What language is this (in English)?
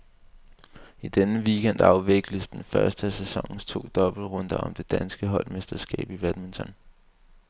Danish